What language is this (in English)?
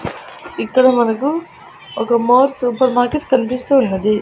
Telugu